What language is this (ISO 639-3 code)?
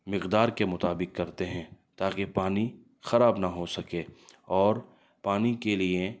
urd